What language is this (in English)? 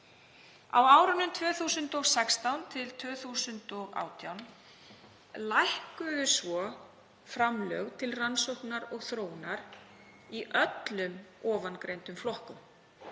Icelandic